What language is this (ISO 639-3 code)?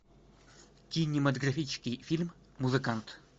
rus